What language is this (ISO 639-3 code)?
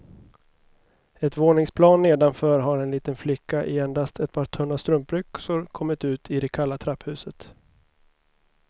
swe